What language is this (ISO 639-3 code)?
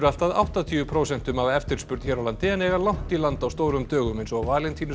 isl